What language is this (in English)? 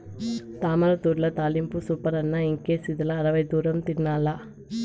Telugu